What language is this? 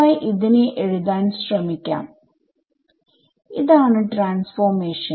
Malayalam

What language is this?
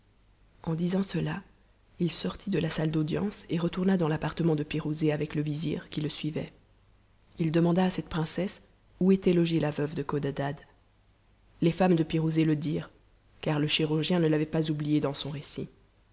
French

